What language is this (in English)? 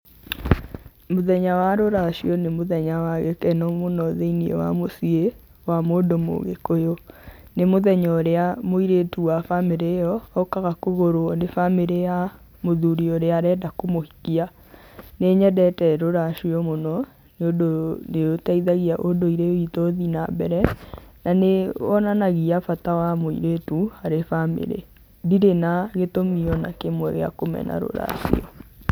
Kikuyu